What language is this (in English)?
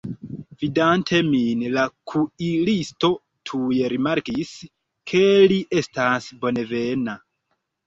Esperanto